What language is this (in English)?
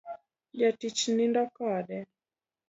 Luo (Kenya and Tanzania)